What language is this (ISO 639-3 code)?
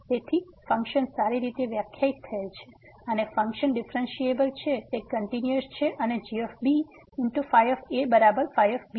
guj